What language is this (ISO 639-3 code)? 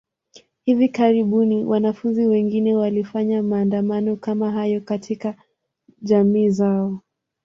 swa